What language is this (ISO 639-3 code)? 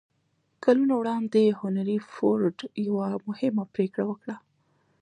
pus